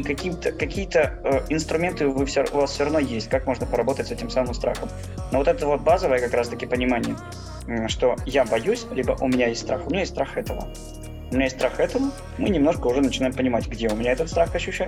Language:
Russian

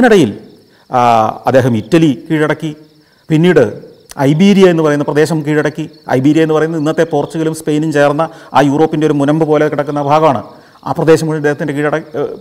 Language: Malayalam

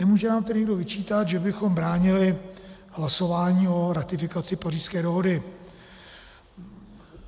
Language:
Czech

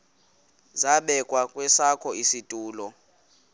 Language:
Xhosa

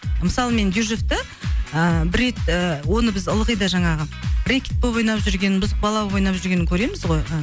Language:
Kazakh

